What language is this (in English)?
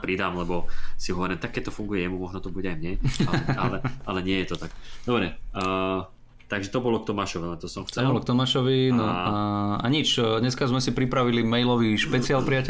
Slovak